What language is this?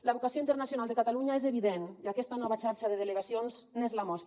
Catalan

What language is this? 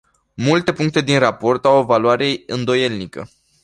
Romanian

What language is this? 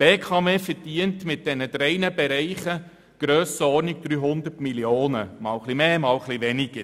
Swiss German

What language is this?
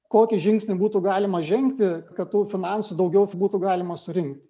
Lithuanian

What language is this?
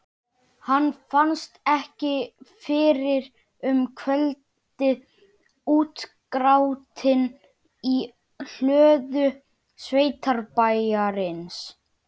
Icelandic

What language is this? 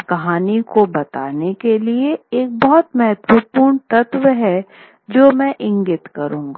Hindi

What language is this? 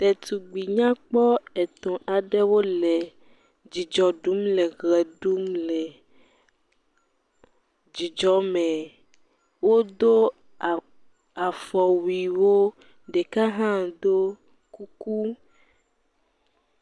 Ewe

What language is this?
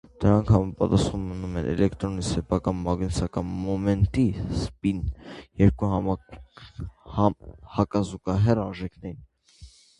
Armenian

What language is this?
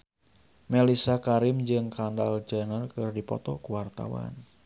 Sundanese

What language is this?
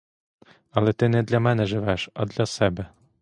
Ukrainian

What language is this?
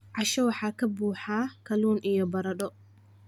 Somali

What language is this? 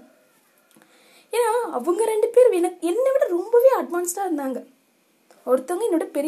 Tamil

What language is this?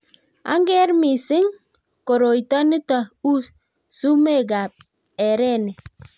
Kalenjin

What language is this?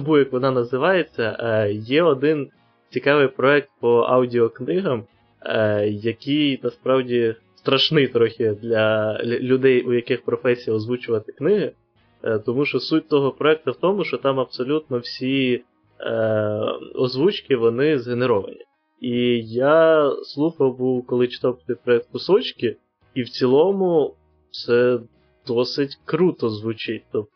Ukrainian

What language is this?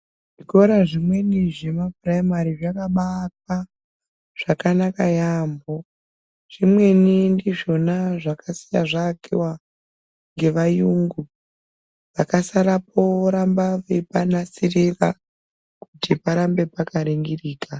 Ndau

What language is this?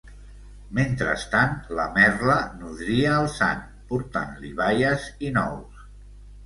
Catalan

